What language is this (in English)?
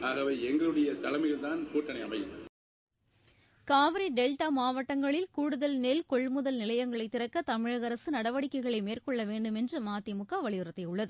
Tamil